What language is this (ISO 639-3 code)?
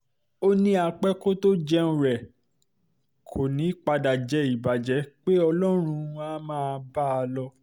yor